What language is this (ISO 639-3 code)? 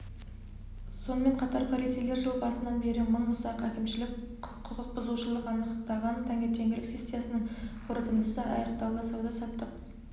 kaz